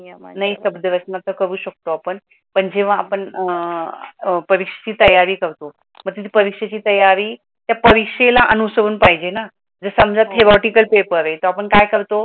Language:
Marathi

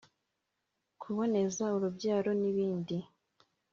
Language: Kinyarwanda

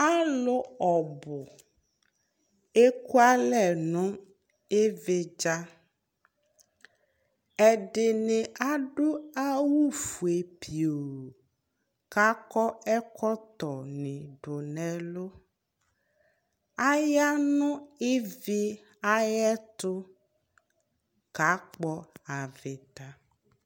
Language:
Ikposo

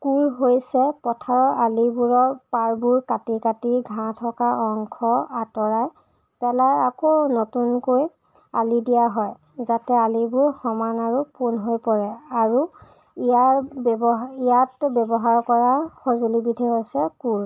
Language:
Assamese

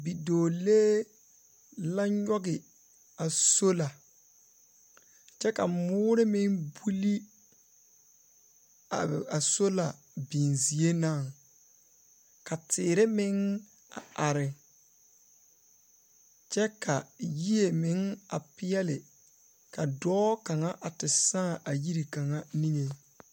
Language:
Southern Dagaare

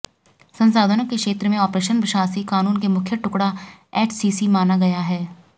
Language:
Hindi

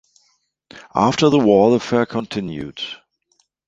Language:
English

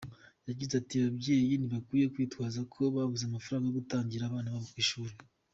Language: Kinyarwanda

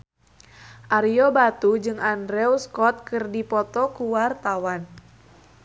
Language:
Sundanese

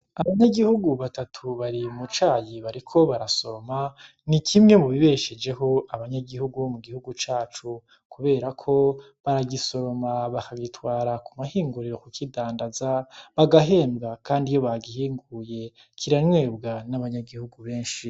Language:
Rundi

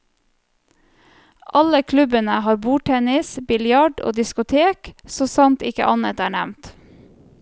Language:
Norwegian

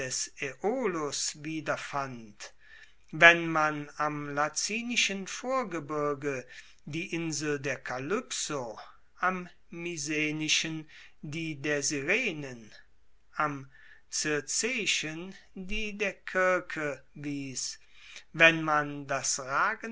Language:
German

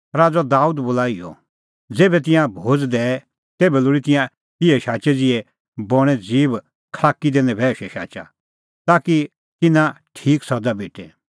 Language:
Kullu Pahari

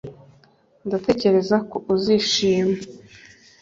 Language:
Kinyarwanda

